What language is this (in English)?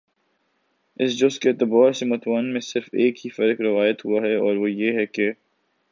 Urdu